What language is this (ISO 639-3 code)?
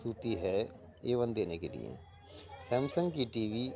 urd